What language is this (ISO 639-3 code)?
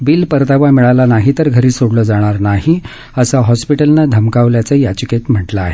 mar